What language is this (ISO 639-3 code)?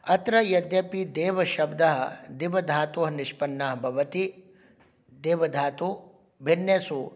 san